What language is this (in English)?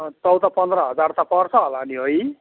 Nepali